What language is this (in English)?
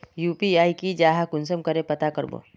Magahi